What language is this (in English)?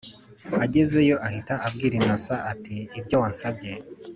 Kinyarwanda